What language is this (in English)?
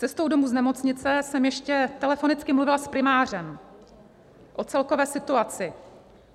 Czech